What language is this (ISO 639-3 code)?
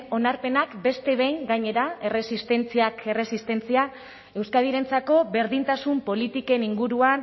eus